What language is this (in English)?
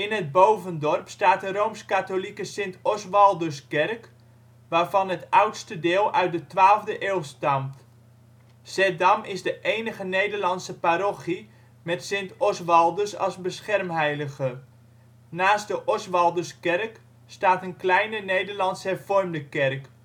Dutch